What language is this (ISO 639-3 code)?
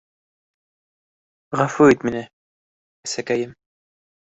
bak